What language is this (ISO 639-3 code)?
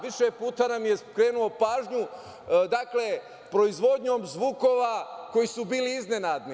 srp